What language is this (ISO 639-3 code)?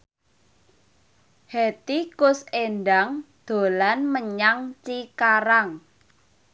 jav